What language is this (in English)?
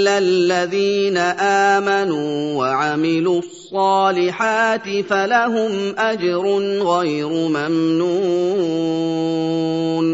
Arabic